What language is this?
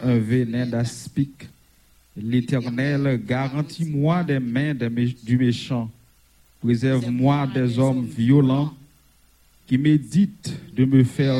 French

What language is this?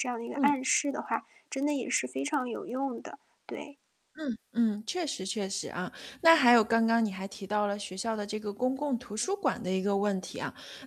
Chinese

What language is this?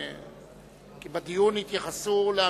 Hebrew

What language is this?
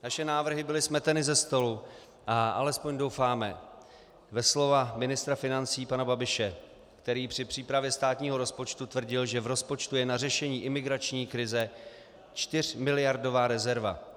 Czech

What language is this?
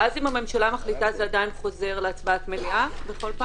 Hebrew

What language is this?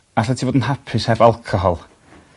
Welsh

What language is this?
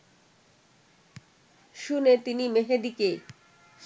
Bangla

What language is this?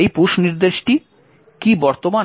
Bangla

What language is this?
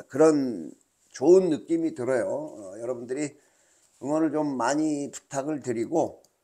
Korean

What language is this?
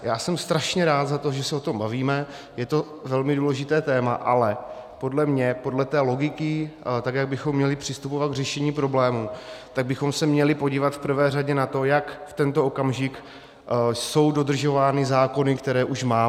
Czech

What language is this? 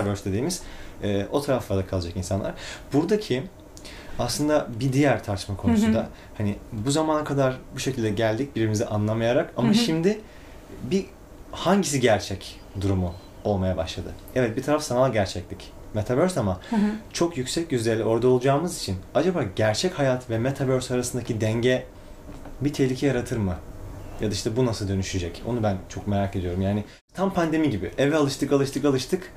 Turkish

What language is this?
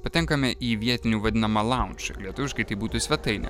Lithuanian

